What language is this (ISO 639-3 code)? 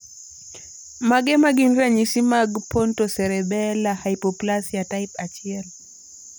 luo